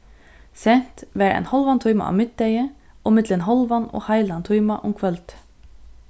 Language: Faroese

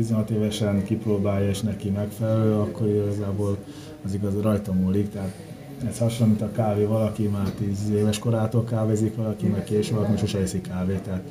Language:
Hungarian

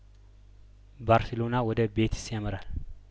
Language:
Amharic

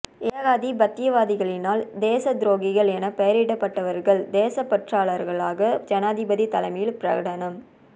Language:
Tamil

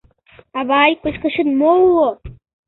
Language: Mari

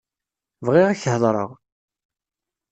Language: Kabyle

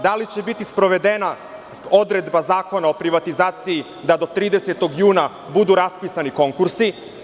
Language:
Serbian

